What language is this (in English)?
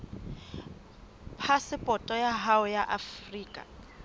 Southern Sotho